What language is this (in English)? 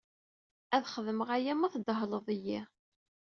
Kabyle